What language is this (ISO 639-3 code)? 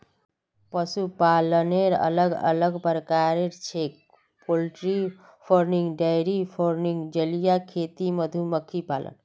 mag